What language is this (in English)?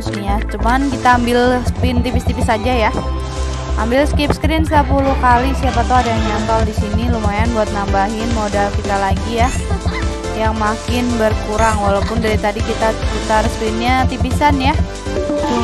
Indonesian